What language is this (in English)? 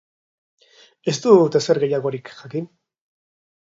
Basque